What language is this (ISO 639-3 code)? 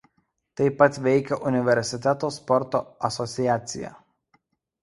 lit